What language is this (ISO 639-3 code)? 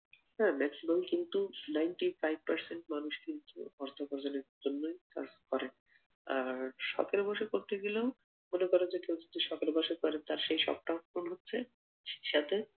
ben